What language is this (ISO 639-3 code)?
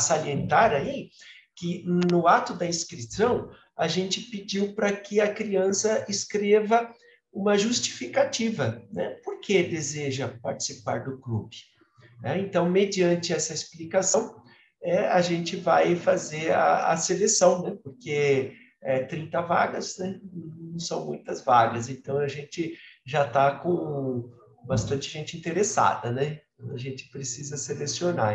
por